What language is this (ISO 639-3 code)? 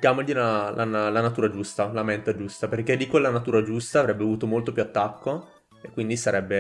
ita